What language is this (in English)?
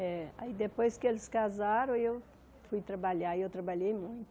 Portuguese